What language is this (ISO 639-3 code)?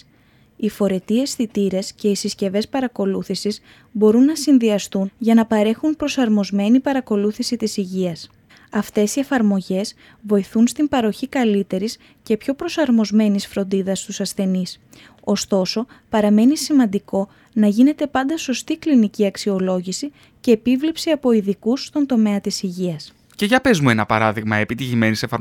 ell